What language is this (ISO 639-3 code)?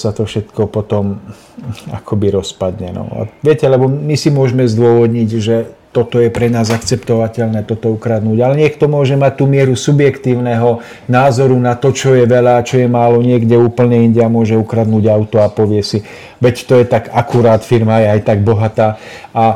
ces